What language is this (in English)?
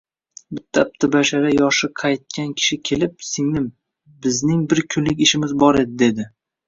Uzbek